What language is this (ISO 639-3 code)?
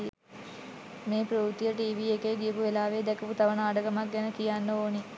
sin